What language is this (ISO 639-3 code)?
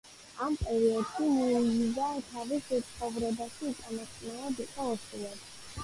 kat